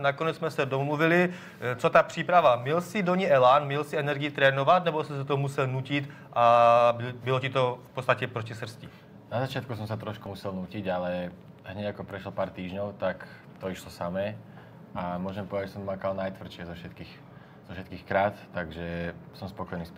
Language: Czech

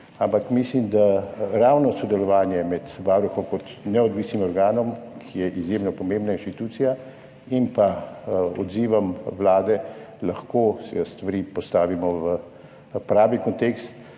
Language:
Slovenian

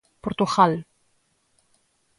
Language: Galician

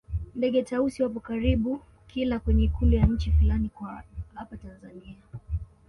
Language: Swahili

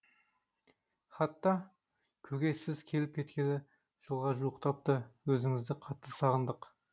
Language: Kazakh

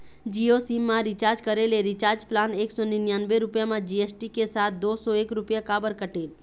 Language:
Chhattisgarhi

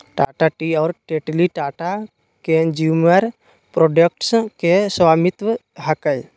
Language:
Magahi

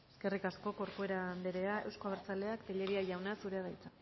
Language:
Basque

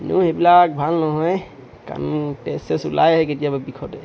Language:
Assamese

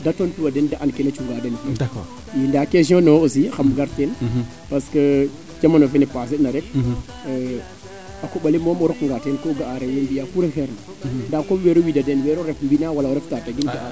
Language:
Serer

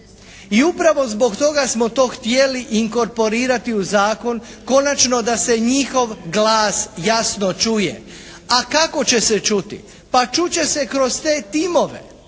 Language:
Croatian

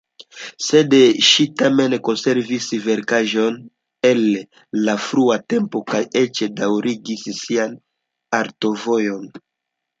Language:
Esperanto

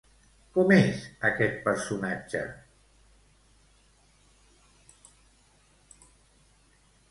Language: Catalan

